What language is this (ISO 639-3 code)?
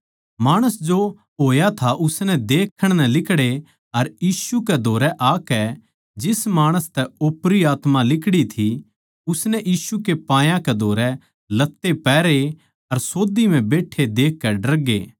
bgc